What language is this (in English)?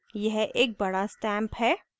Hindi